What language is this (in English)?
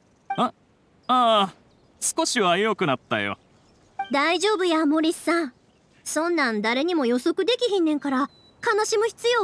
Japanese